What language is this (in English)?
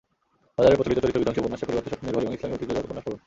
Bangla